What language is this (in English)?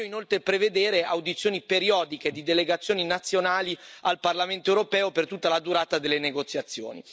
Italian